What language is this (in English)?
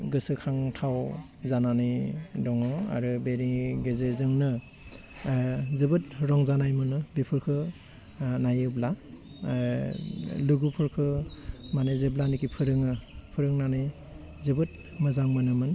Bodo